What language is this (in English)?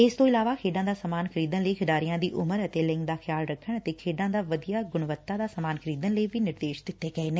Punjabi